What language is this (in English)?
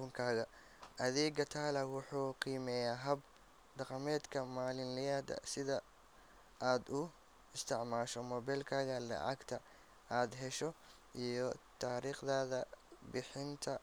Somali